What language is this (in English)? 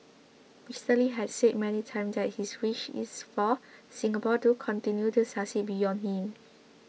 English